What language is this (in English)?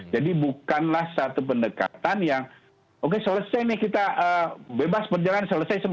Indonesian